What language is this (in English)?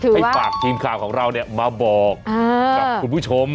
Thai